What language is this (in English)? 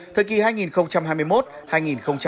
Vietnamese